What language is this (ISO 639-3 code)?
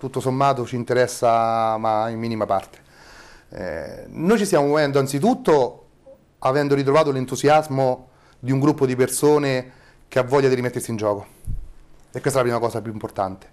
ita